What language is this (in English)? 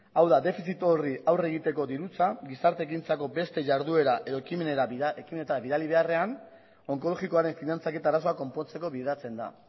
Basque